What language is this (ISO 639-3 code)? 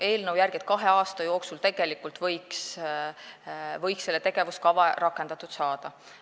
est